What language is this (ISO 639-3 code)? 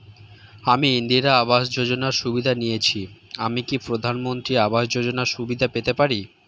ben